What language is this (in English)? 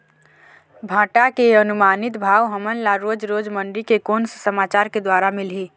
Chhattisgarhi